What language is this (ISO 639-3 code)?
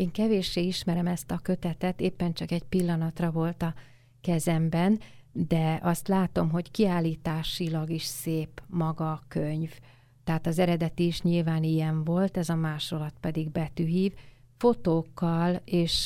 hun